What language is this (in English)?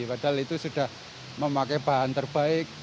Indonesian